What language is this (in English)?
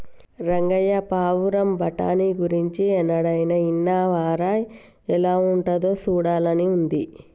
Telugu